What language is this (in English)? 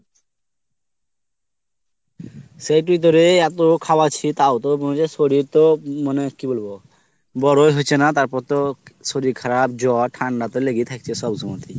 Bangla